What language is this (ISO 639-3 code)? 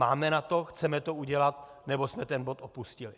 ces